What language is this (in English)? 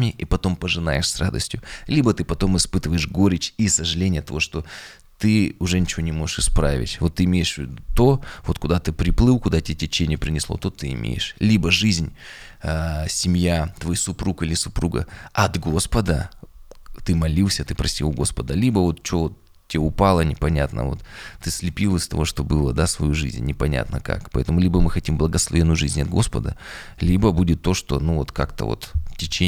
Russian